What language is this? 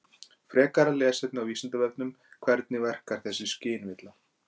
Icelandic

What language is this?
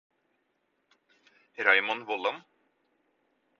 Norwegian Bokmål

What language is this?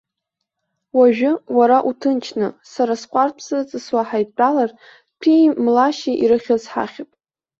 Abkhazian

